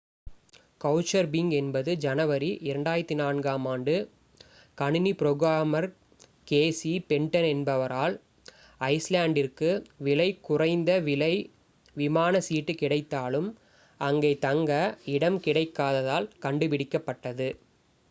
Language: Tamil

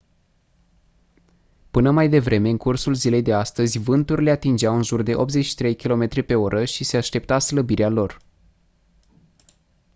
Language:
Romanian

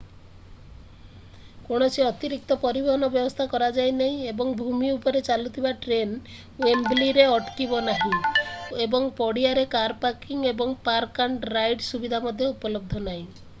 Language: Odia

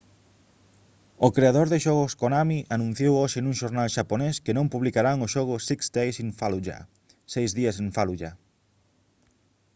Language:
Galician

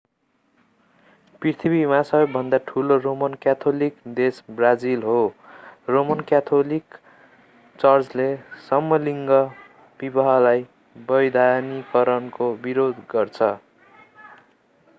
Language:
Nepali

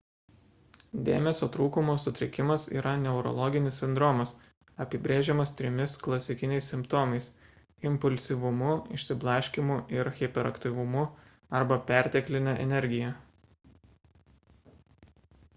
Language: Lithuanian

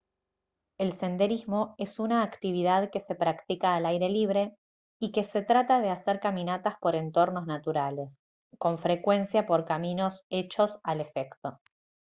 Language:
Spanish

